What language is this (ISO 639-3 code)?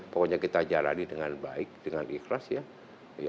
ind